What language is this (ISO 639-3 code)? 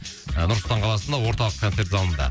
kaz